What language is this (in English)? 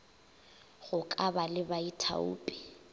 Northern Sotho